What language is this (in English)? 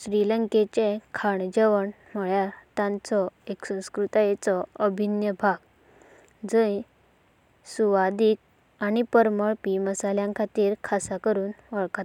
Konkani